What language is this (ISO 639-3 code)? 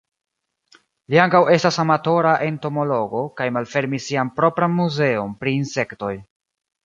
epo